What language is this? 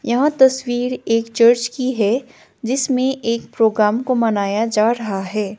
Hindi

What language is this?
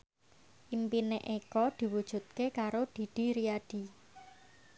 Javanese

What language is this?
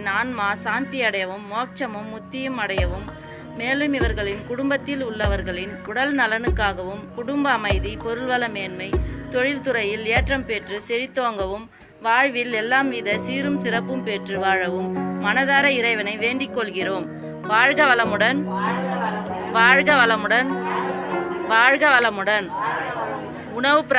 Tamil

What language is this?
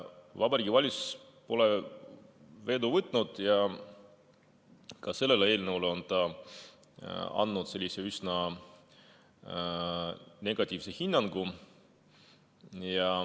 Estonian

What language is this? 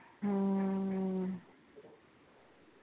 Punjabi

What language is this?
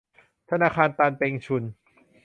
Thai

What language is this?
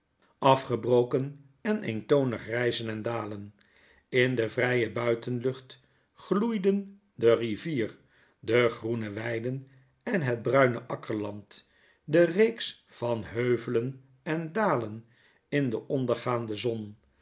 Dutch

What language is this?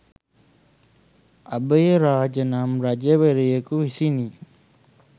Sinhala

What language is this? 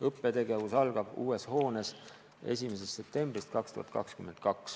Estonian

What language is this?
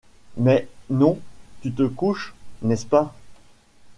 French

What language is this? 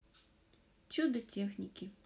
Russian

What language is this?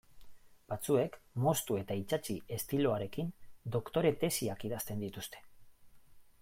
Basque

